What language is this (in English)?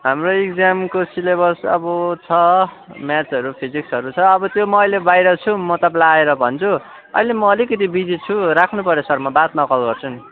Nepali